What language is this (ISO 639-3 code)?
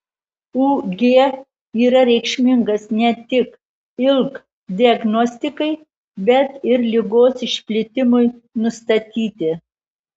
lit